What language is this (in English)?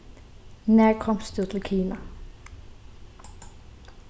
Faroese